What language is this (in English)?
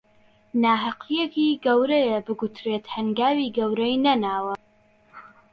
Central Kurdish